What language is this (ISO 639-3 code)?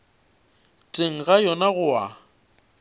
nso